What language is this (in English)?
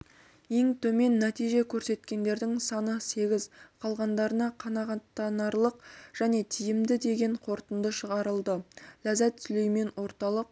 Kazakh